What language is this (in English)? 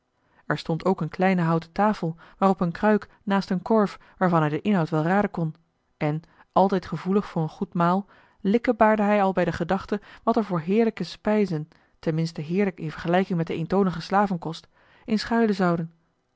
Dutch